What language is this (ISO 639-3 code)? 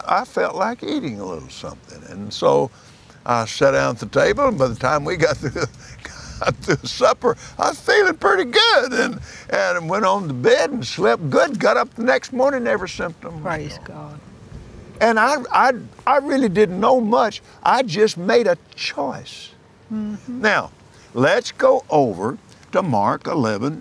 eng